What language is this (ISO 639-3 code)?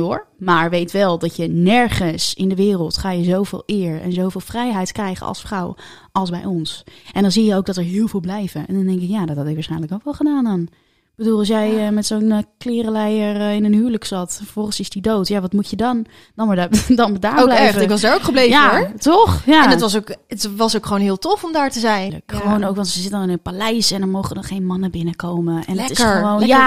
nld